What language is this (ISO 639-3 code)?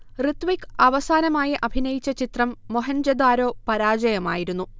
mal